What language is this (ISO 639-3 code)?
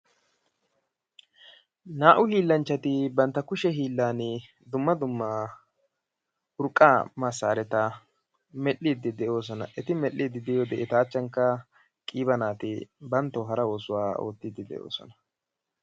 wal